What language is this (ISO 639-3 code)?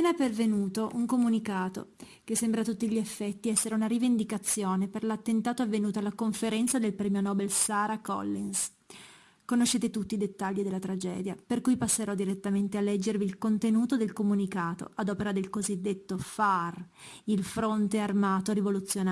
ita